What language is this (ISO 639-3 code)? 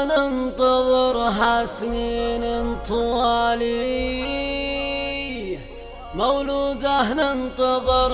ara